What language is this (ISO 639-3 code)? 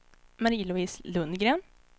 swe